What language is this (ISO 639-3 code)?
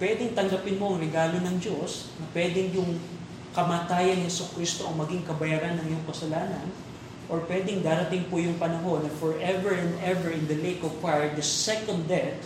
fil